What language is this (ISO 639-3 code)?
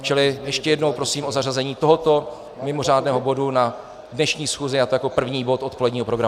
ces